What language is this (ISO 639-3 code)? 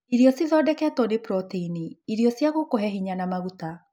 kik